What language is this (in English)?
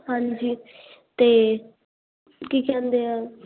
Punjabi